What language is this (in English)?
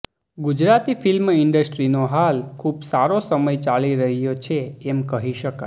Gujarati